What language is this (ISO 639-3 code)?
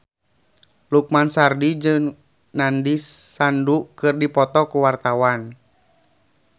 sun